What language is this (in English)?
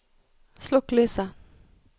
Norwegian